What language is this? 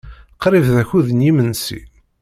Kabyle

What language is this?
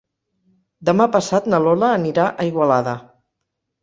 Catalan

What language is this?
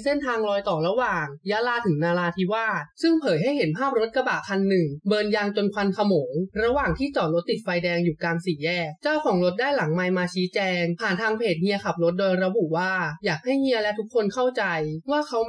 Thai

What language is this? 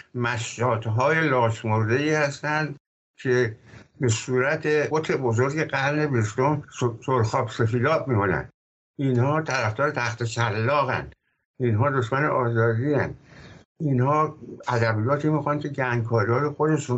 Persian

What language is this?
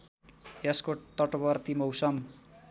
Nepali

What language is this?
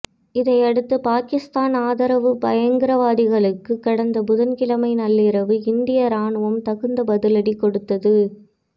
Tamil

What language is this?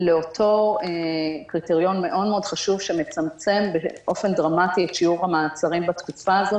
Hebrew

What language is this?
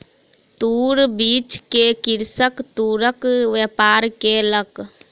Maithili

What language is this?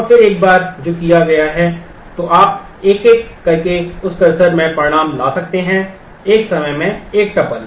Hindi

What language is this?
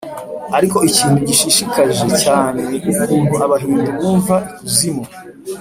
Kinyarwanda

